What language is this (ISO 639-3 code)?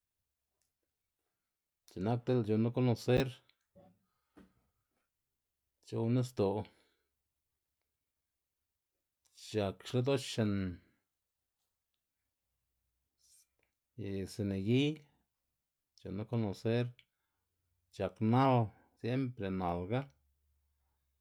ztg